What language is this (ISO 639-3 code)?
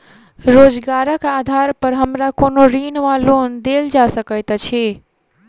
mai